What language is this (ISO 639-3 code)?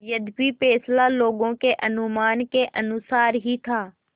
hin